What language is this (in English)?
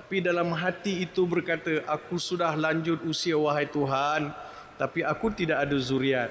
Malay